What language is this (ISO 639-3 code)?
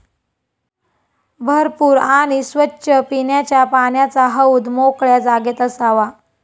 mar